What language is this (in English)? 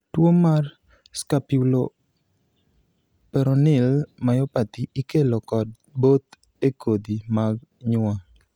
Luo (Kenya and Tanzania)